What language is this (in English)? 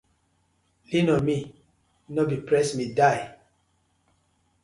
Nigerian Pidgin